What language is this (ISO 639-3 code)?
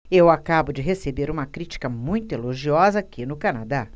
por